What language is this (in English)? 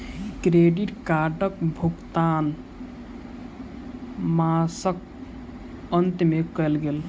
Maithili